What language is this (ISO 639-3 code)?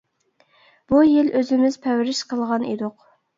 uig